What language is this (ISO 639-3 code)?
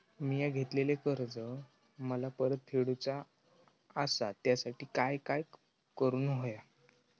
mar